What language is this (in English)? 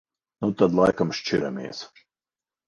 Latvian